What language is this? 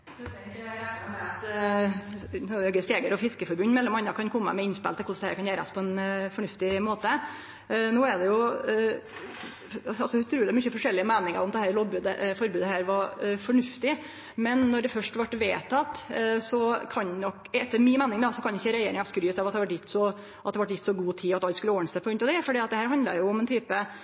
Norwegian Nynorsk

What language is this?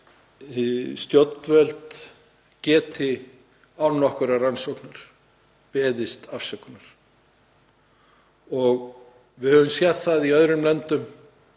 Icelandic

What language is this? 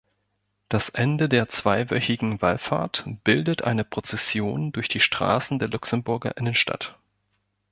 German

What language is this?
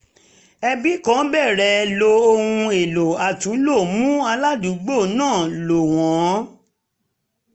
Yoruba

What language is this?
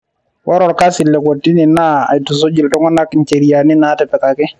Masai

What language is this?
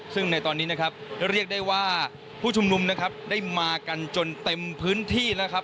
Thai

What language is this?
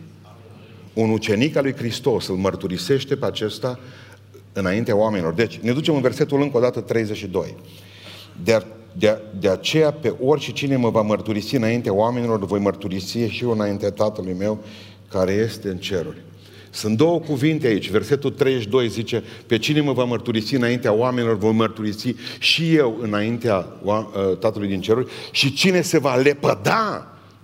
Romanian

